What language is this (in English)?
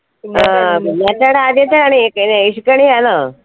Malayalam